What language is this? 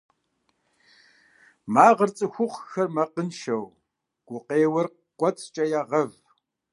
Kabardian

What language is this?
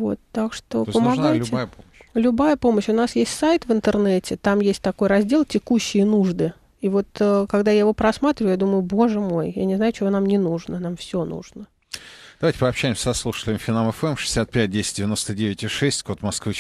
Russian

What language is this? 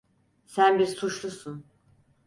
Turkish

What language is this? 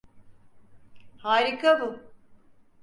Turkish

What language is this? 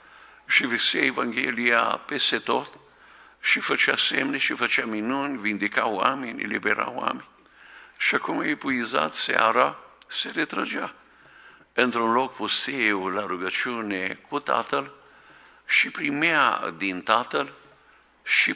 Romanian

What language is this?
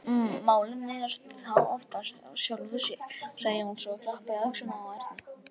Icelandic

